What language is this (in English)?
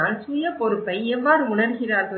Tamil